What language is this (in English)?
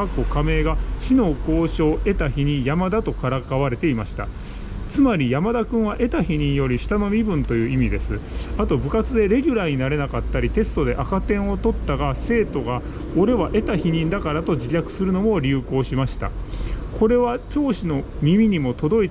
Japanese